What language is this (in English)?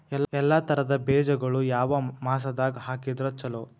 Kannada